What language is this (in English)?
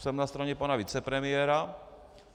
Czech